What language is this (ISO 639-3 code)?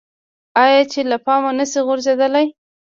pus